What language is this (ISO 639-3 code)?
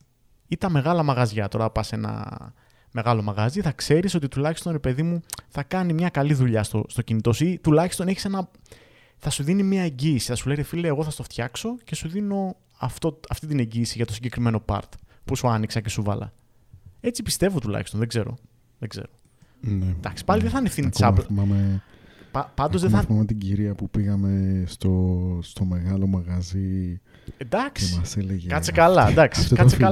ell